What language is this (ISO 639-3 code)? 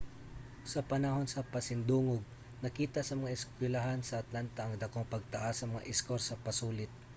ceb